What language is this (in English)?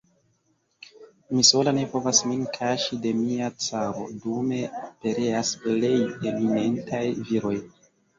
Esperanto